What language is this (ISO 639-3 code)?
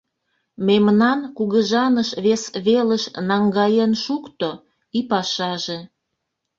chm